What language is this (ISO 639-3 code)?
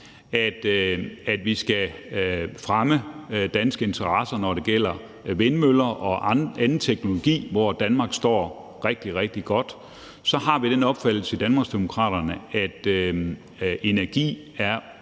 dan